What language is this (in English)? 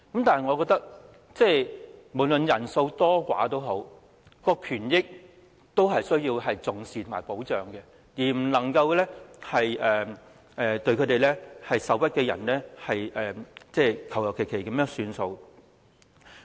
Cantonese